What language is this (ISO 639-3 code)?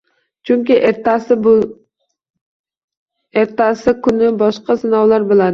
uzb